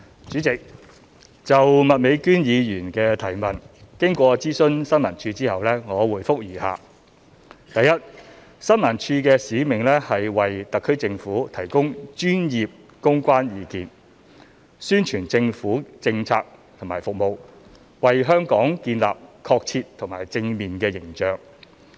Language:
Cantonese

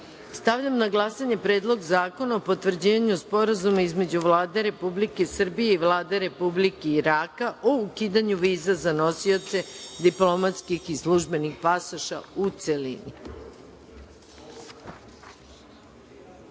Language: Serbian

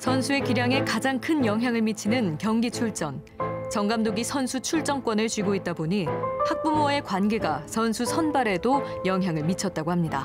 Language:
Korean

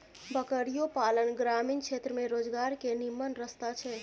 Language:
Maithili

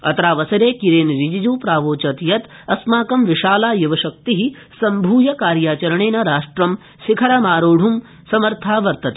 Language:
Sanskrit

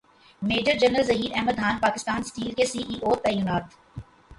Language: Urdu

